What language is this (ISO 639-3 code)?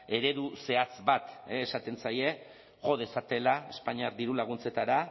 eus